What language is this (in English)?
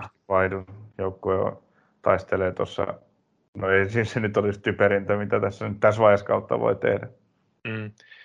Finnish